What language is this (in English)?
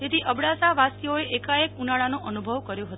Gujarati